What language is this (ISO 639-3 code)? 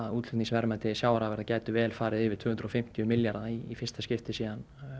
isl